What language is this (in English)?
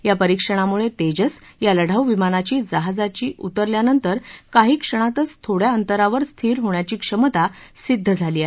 Marathi